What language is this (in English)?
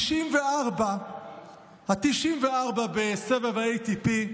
Hebrew